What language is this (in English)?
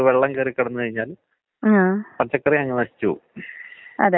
Malayalam